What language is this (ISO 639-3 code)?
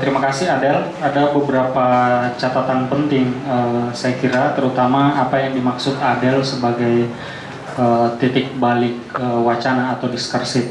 ind